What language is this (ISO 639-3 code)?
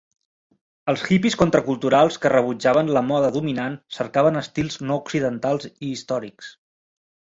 cat